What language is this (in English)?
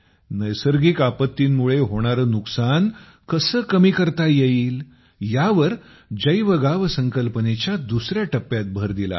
Marathi